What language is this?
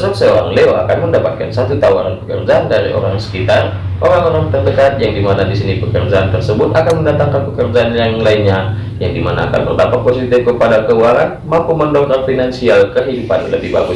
Indonesian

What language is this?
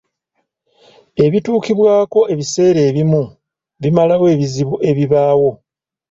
Ganda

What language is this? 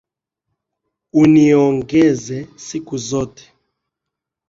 Swahili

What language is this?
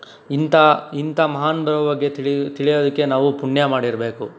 Kannada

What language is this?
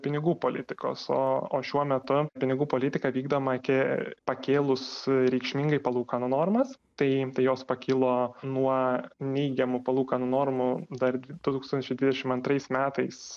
Lithuanian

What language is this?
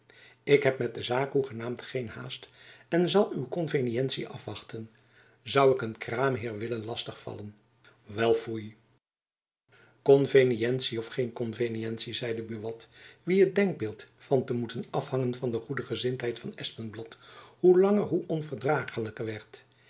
Dutch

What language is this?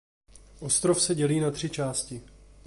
Czech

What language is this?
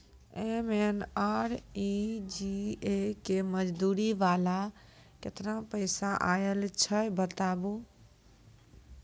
Maithili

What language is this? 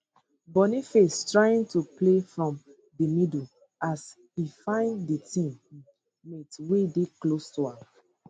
Nigerian Pidgin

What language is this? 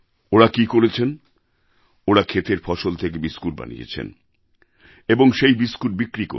Bangla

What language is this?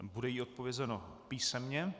Czech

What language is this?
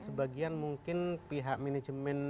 Indonesian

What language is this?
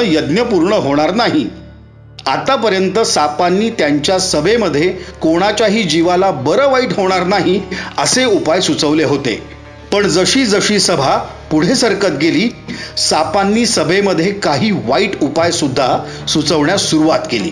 Marathi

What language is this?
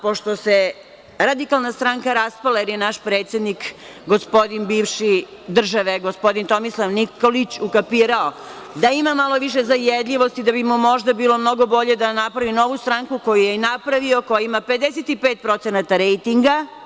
Serbian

